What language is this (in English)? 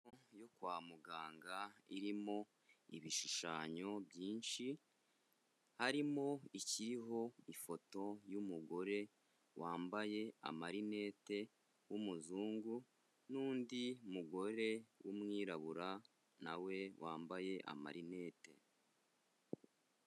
Kinyarwanda